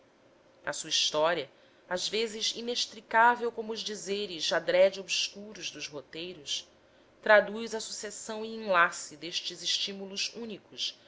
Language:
Portuguese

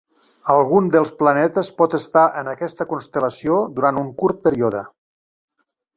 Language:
Catalan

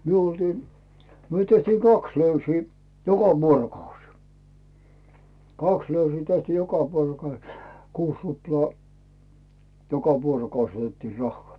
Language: Finnish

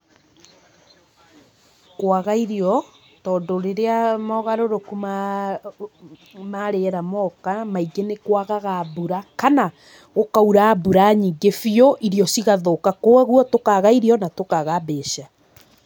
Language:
Kikuyu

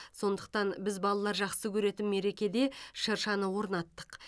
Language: Kazakh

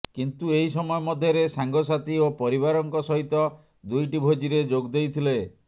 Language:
Odia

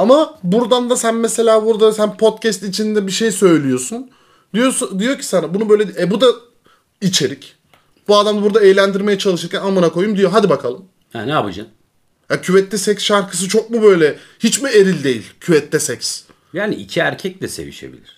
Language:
Turkish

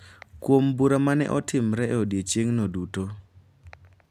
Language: Luo (Kenya and Tanzania)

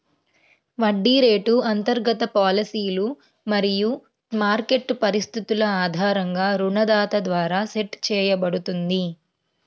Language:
Telugu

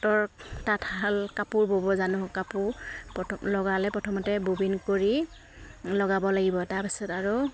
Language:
Assamese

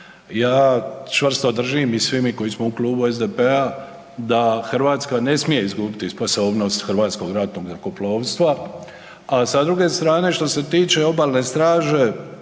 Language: Croatian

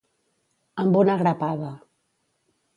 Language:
Catalan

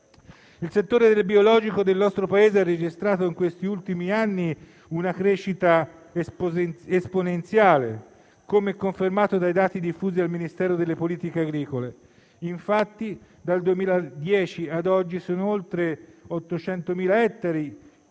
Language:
Italian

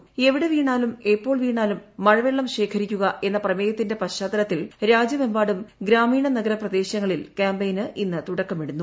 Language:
Malayalam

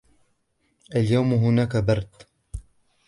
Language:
Arabic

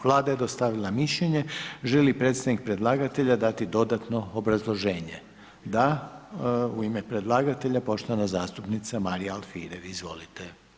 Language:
Croatian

